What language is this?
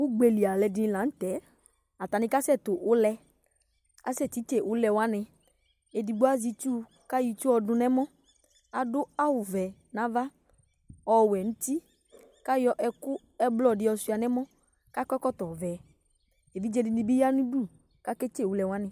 Ikposo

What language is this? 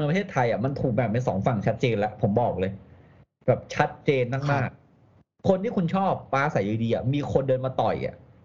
Thai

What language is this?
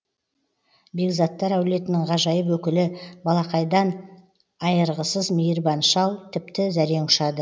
Kazakh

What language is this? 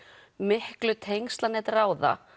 Icelandic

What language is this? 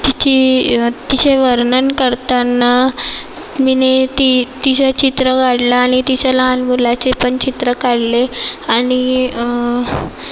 Marathi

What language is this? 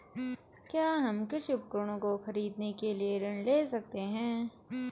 Hindi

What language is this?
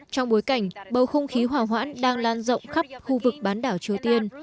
Vietnamese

